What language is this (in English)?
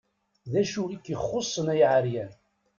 Kabyle